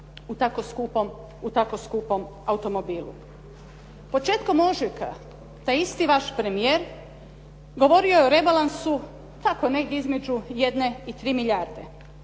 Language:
Croatian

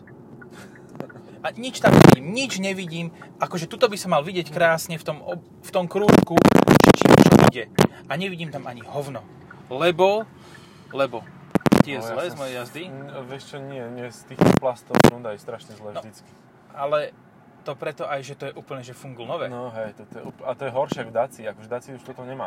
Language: Slovak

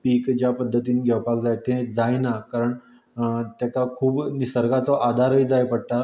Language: Konkani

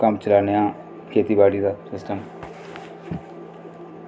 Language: Dogri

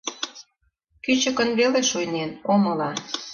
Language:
Mari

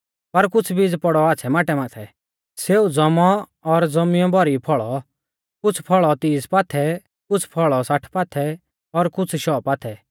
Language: Mahasu Pahari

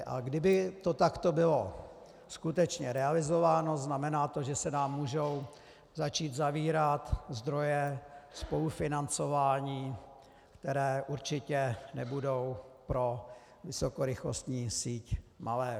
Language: Czech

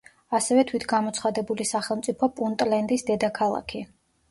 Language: Georgian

